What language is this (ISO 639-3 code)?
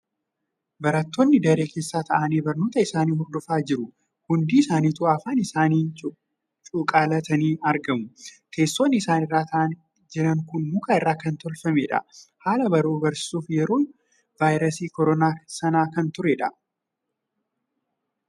orm